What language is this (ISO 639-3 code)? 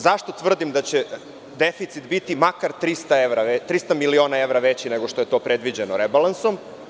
srp